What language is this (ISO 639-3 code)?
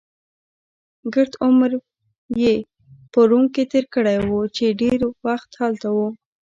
pus